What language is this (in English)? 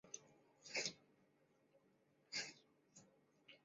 Chinese